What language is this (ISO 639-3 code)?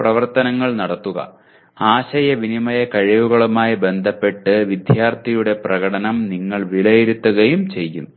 mal